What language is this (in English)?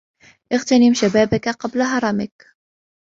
Arabic